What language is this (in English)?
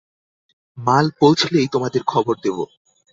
Bangla